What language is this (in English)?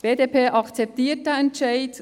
Swiss German